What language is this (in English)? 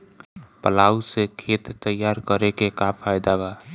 Bhojpuri